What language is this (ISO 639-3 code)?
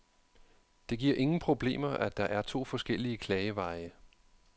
dan